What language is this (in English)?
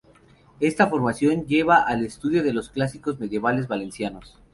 Spanish